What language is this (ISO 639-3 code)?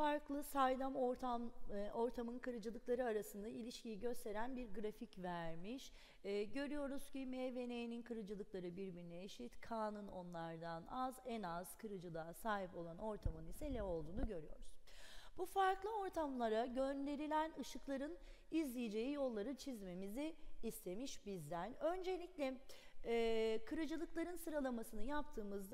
tur